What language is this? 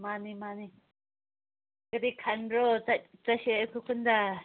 Manipuri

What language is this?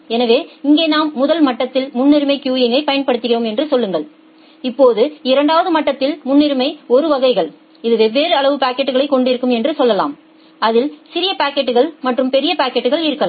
Tamil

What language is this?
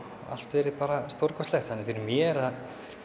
Icelandic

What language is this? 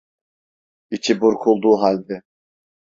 Turkish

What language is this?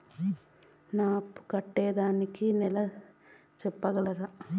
Telugu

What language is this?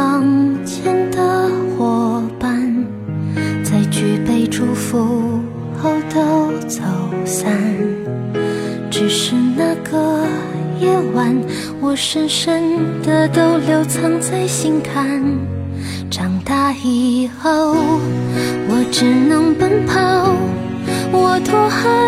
Chinese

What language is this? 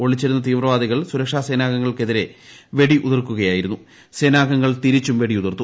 Malayalam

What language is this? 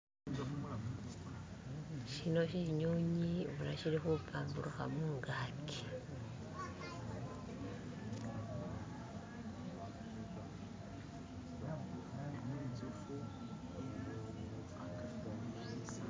Masaaba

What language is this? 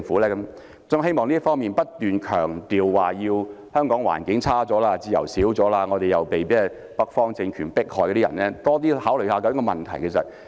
Cantonese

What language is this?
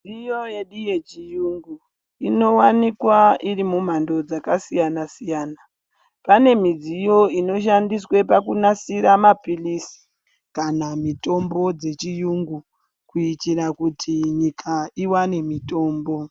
Ndau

